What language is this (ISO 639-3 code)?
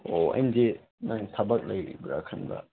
mni